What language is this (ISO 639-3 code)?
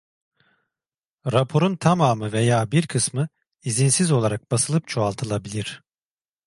tur